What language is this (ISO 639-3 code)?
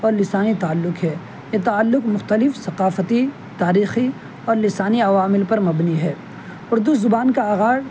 urd